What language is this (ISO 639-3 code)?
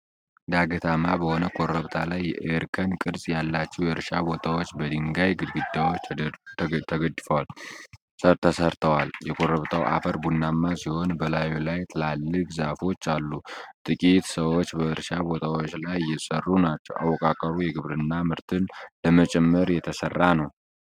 amh